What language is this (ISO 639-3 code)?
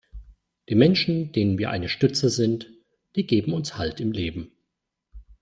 deu